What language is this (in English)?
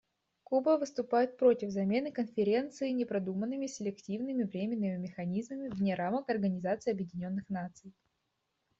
Russian